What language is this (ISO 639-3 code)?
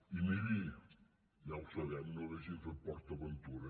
cat